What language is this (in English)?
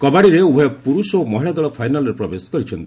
Odia